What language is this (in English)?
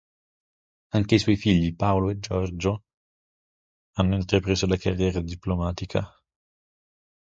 Italian